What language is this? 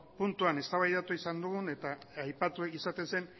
Basque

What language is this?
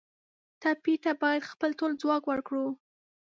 Pashto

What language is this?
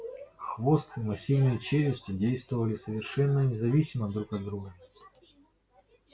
Russian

